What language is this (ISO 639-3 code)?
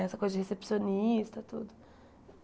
por